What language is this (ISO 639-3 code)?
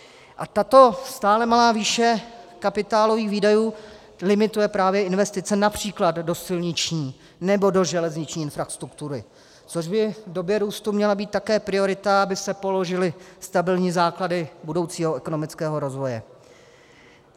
ces